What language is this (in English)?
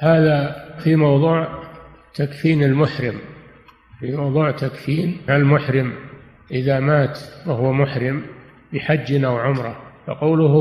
Arabic